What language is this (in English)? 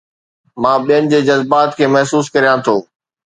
Sindhi